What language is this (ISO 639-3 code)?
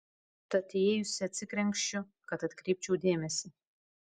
lit